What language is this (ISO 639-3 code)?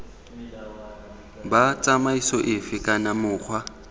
tsn